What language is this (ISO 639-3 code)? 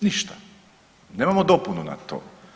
hrv